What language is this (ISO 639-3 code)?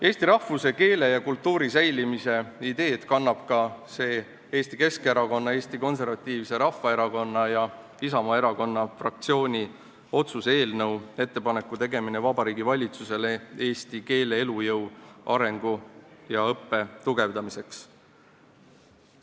est